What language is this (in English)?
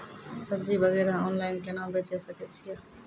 Maithili